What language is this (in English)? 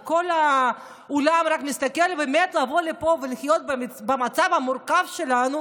Hebrew